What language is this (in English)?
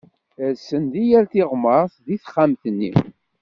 Kabyle